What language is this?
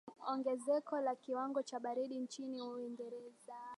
Swahili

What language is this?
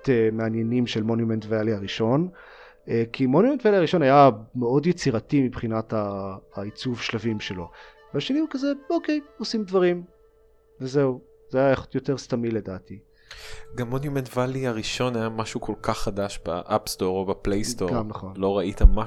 Hebrew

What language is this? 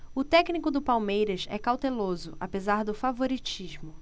Portuguese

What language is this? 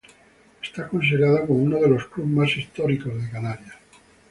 Spanish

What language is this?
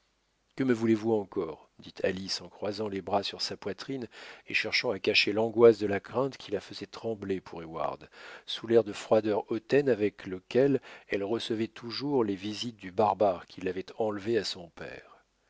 French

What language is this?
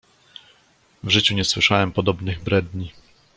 Polish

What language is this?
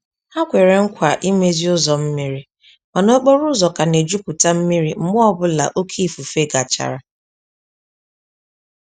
Igbo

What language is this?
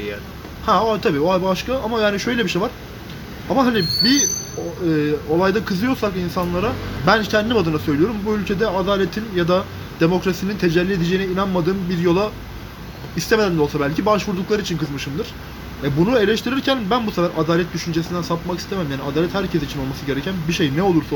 Turkish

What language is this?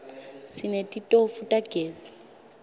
Swati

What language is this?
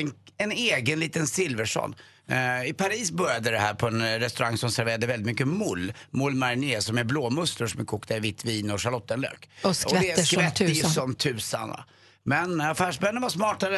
Swedish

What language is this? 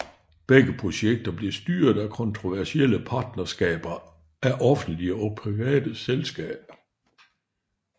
Danish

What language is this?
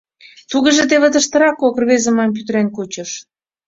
Mari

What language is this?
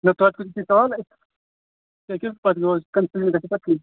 Kashmiri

